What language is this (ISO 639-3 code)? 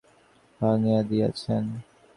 ben